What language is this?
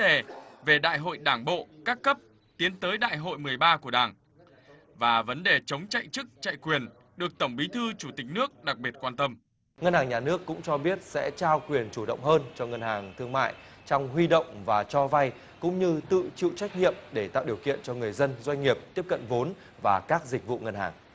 Vietnamese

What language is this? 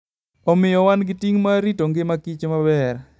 Luo (Kenya and Tanzania)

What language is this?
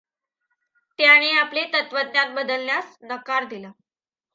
Marathi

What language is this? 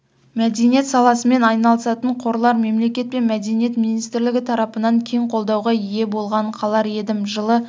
Kazakh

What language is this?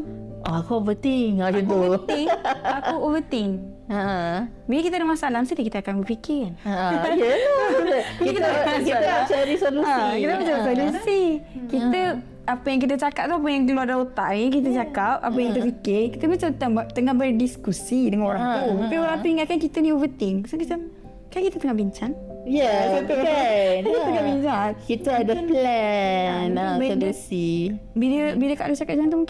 Malay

